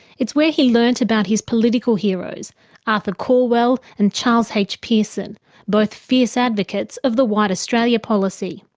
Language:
English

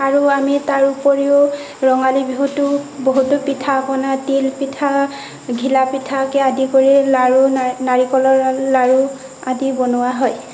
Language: Assamese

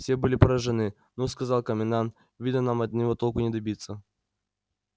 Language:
Russian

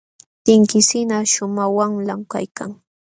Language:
Jauja Wanca Quechua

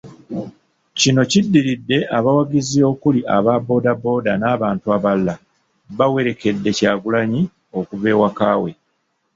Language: Ganda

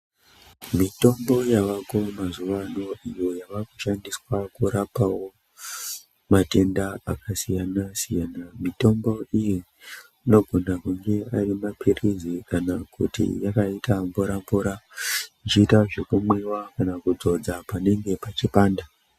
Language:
Ndau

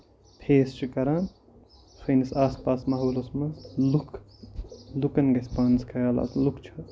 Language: Kashmiri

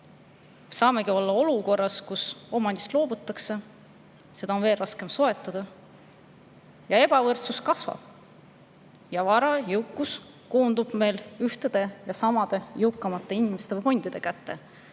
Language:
Estonian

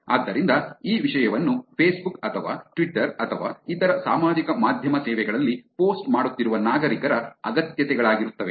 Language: Kannada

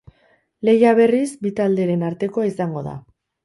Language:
Basque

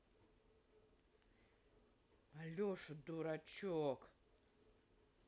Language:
Russian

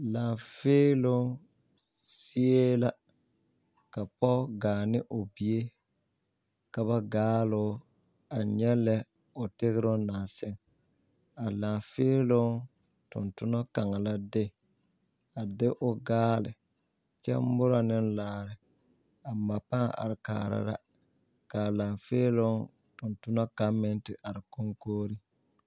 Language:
Southern Dagaare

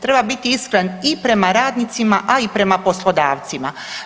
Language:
Croatian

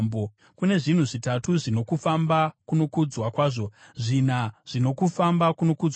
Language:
Shona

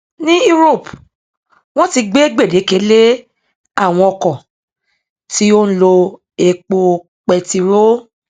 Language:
Yoruba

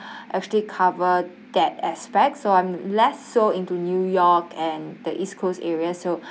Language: English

